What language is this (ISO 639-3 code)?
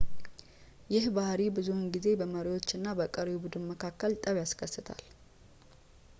amh